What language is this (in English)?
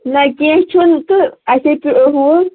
Kashmiri